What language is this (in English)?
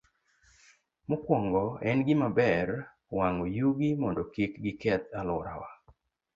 Luo (Kenya and Tanzania)